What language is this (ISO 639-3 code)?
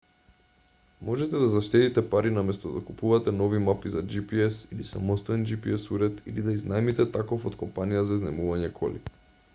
mkd